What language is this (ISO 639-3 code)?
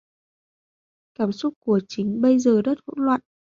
vie